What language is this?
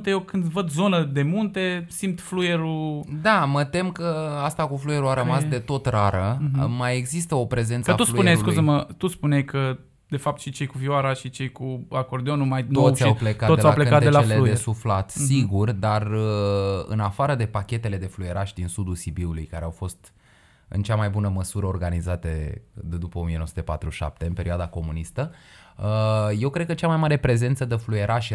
Romanian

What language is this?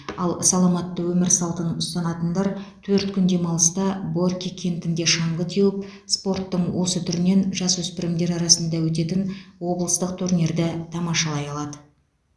Kazakh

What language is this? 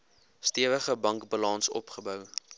Afrikaans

